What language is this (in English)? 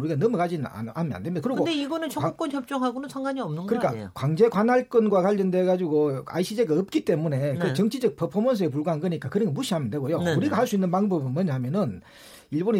Korean